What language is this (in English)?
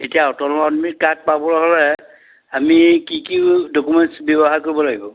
Assamese